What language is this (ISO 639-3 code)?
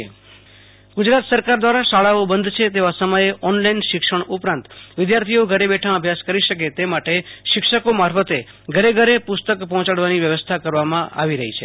guj